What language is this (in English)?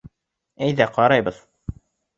Bashkir